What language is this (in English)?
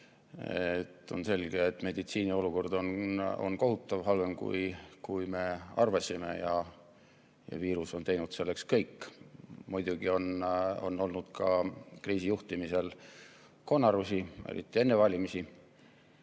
Estonian